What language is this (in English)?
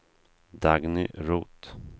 Swedish